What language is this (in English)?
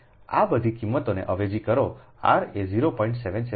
Gujarati